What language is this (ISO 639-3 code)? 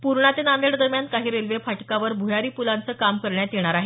mar